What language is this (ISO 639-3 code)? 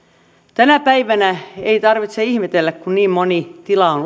fin